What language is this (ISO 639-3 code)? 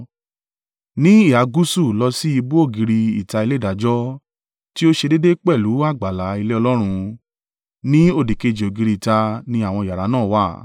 yor